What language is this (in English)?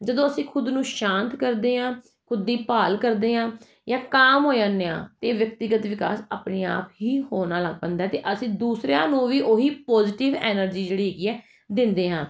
Punjabi